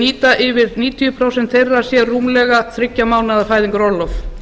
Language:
Icelandic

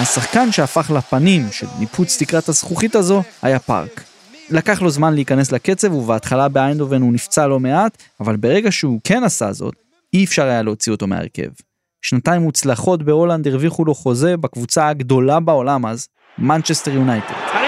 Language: Hebrew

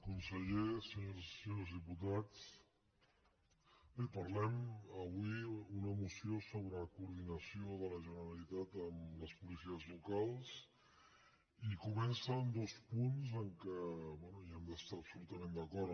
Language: Catalan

